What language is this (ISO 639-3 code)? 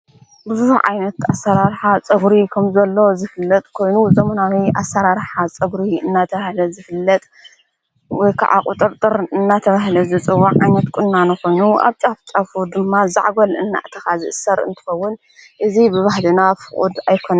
tir